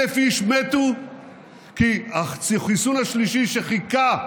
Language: Hebrew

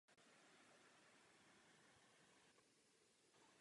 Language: Czech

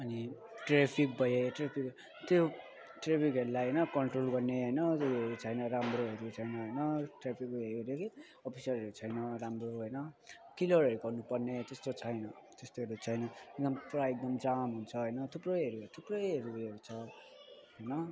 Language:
Nepali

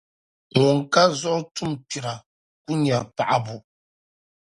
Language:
Dagbani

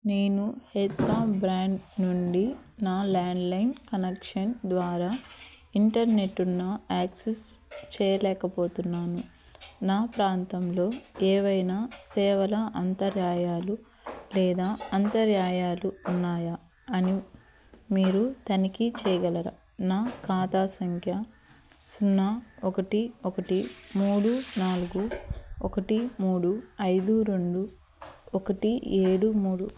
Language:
Telugu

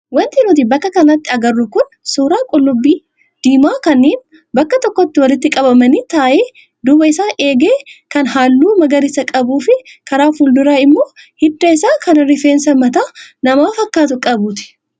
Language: Oromo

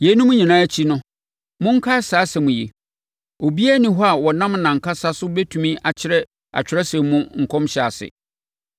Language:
Akan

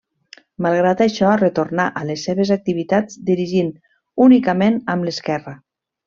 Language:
Catalan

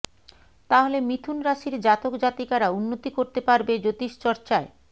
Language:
Bangla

